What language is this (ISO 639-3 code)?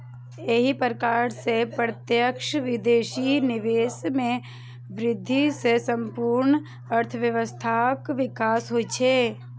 mai